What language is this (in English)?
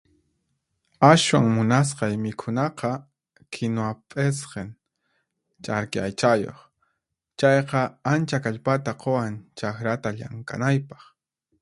Puno Quechua